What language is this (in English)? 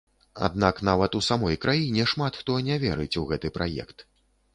Belarusian